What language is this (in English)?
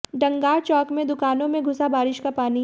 Hindi